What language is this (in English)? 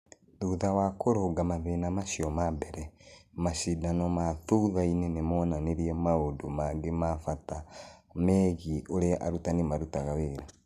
Kikuyu